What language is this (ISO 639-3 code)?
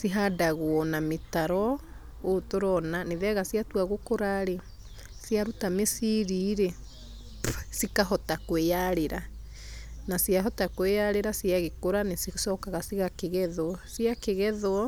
kik